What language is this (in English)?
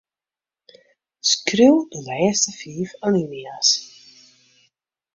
Western Frisian